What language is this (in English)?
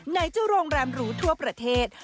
Thai